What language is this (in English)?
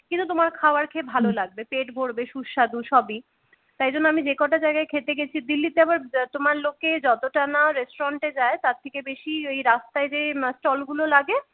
Bangla